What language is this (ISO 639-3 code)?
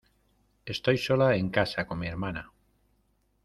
spa